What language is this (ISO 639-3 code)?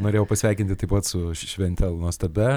lit